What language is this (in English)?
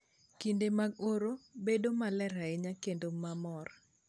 Luo (Kenya and Tanzania)